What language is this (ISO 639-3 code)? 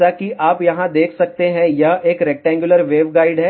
hin